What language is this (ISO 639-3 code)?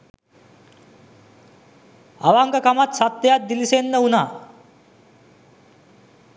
sin